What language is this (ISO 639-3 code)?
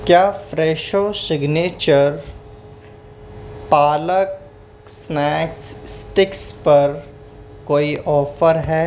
urd